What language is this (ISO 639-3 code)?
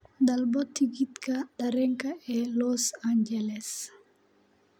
som